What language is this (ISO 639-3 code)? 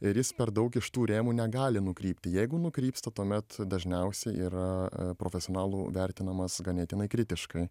lit